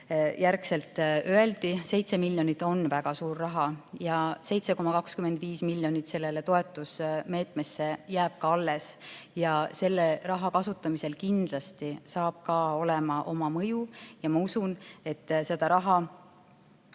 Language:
Estonian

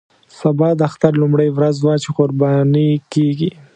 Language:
Pashto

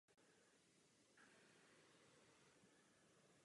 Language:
Czech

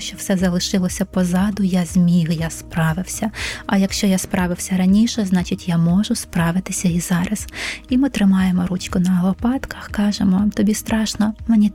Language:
Ukrainian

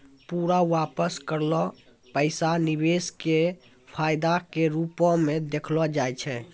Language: Maithili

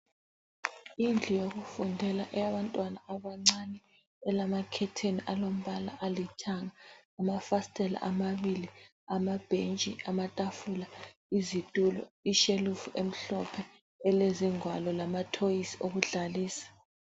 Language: North Ndebele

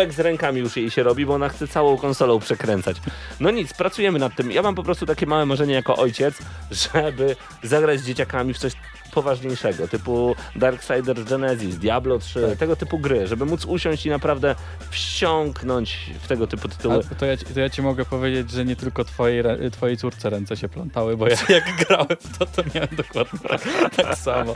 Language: Polish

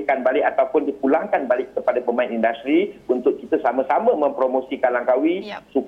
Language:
Malay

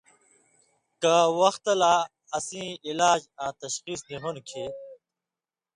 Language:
Indus Kohistani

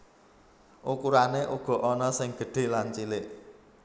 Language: Javanese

